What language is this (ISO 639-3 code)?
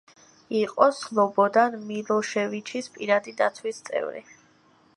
kat